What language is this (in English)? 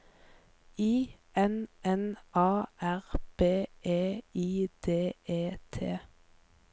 Norwegian